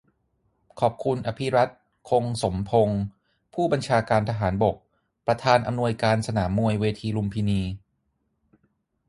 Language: Thai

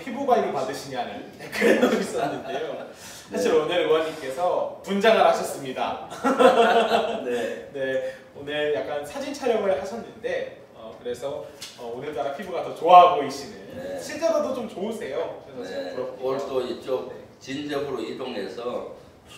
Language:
Korean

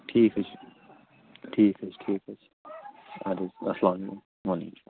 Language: Kashmiri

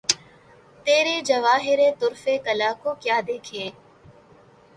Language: Urdu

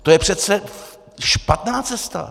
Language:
Czech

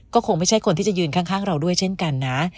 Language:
Thai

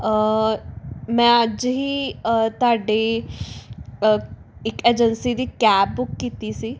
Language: Punjabi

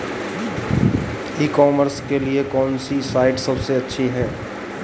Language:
Hindi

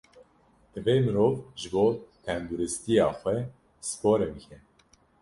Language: Kurdish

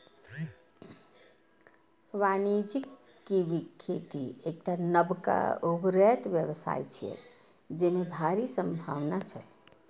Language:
Maithili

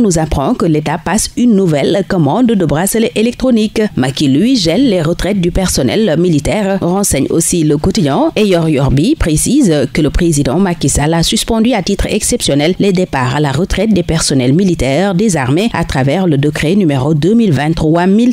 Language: French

